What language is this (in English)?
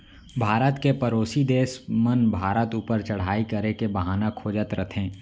Chhattisgarhi